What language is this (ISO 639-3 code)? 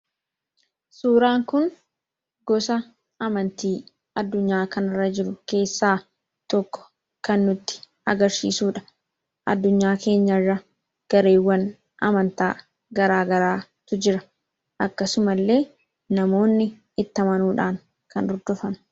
orm